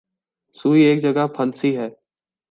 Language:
Urdu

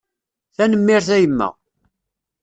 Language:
Kabyle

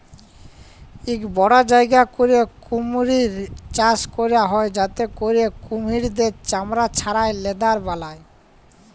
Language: Bangla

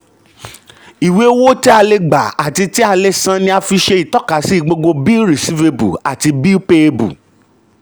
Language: Yoruba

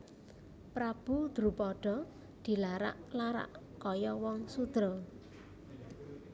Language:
Javanese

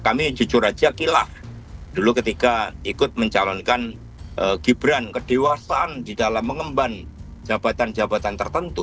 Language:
Indonesian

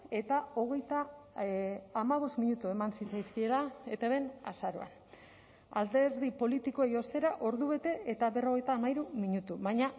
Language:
Basque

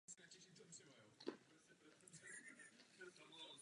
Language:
Czech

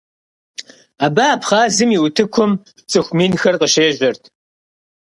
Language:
Kabardian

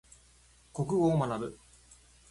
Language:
Japanese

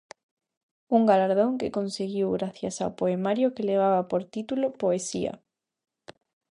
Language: Galician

